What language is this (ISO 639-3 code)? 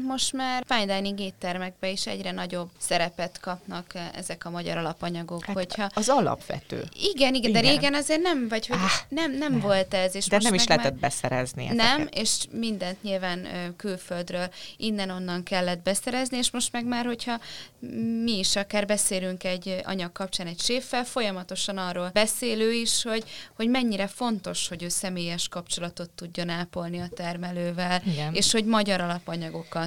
hun